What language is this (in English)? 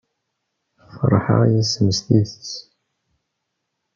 Kabyle